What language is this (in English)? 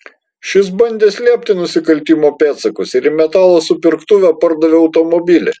Lithuanian